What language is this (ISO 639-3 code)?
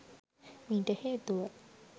sin